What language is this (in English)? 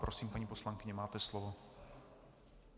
Czech